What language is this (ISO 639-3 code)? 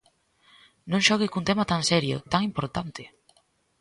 glg